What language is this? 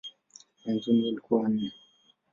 Swahili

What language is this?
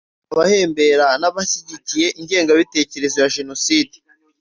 Kinyarwanda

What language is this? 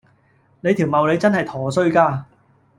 Cantonese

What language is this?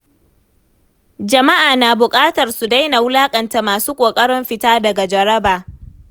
Hausa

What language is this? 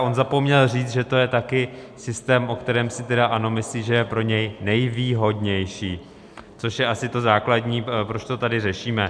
Czech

